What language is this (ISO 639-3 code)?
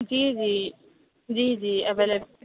urd